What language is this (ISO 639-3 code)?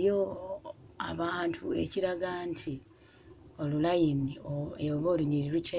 lug